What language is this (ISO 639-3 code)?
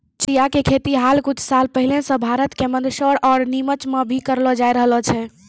mai